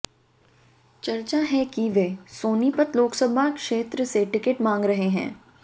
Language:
Hindi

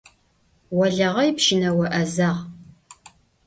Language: Adyghe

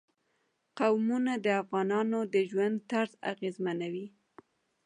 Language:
Pashto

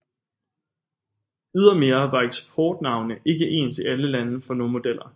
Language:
Danish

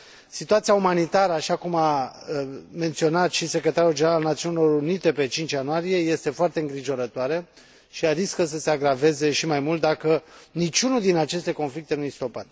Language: Romanian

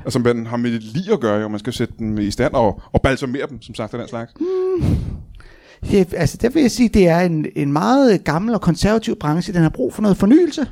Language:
Danish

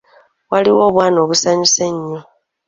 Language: Ganda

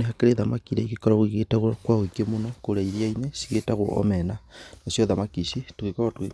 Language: Kikuyu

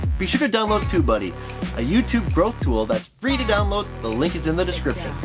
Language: English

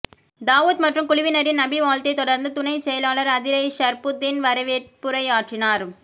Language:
Tamil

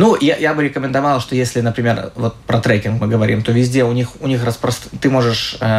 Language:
Russian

